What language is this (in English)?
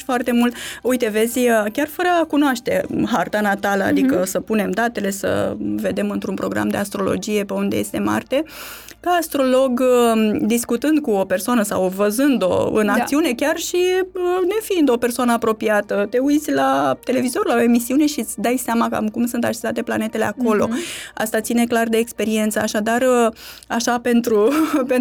Romanian